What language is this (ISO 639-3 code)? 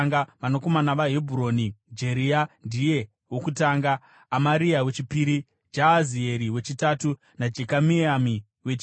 sna